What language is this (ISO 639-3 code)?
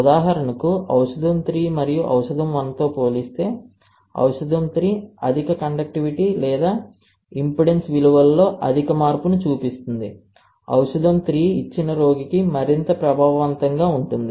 tel